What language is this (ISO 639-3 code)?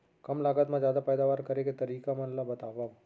hne